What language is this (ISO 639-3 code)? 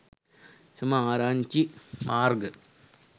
sin